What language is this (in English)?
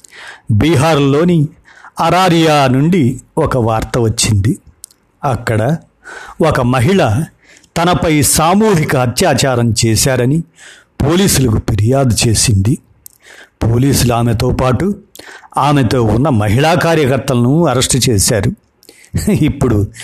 Telugu